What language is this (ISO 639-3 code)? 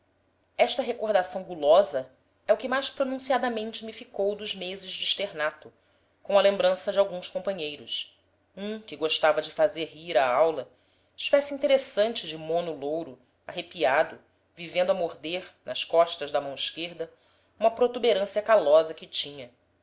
por